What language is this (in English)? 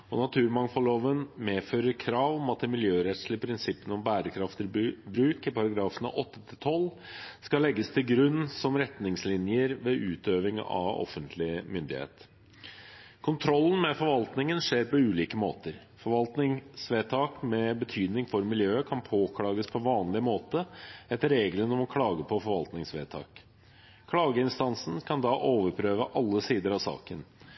Norwegian Bokmål